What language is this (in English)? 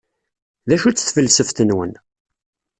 Kabyle